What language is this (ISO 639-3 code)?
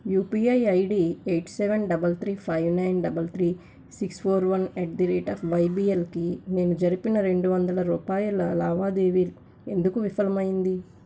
tel